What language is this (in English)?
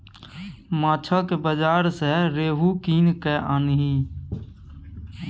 Maithili